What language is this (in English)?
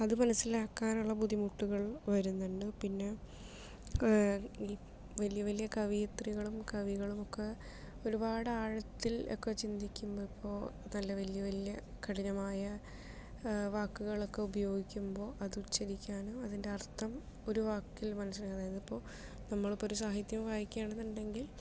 Malayalam